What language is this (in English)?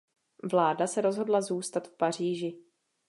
Czech